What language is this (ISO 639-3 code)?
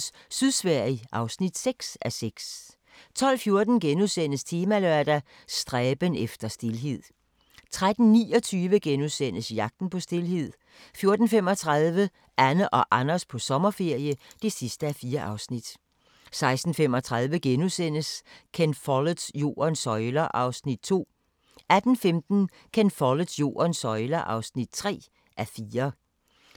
dan